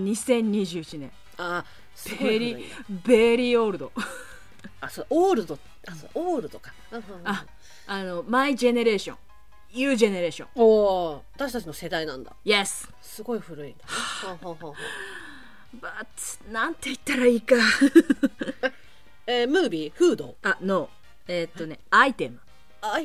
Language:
Japanese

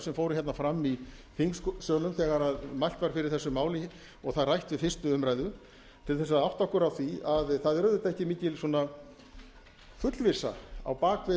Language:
Icelandic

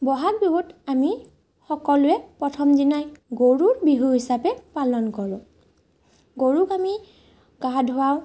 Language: Assamese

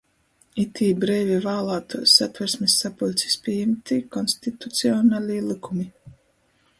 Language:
Latgalian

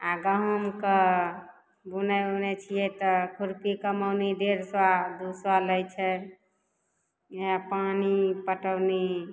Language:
Maithili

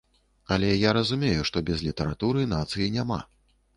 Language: Belarusian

